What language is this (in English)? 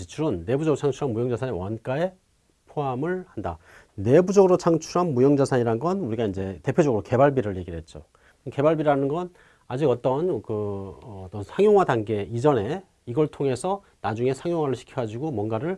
Korean